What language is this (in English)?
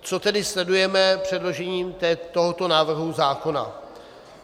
Czech